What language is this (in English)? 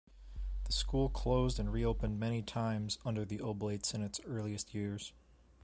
English